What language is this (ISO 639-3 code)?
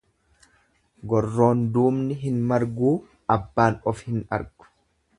orm